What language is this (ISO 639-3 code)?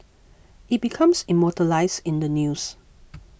eng